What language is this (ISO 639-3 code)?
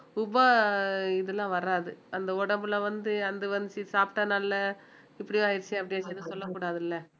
tam